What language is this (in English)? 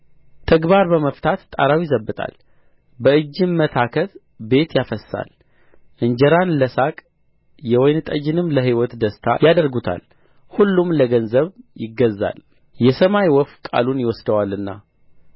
Amharic